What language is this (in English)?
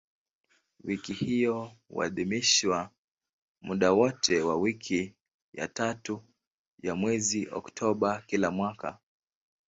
Swahili